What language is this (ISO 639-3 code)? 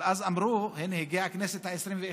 heb